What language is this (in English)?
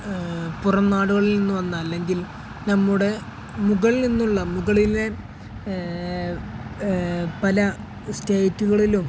Malayalam